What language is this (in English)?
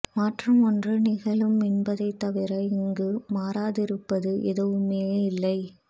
Tamil